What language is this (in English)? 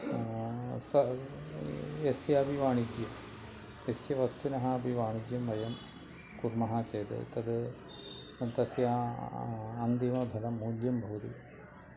Sanskrit